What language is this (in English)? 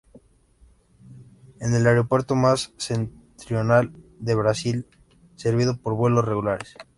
Spanish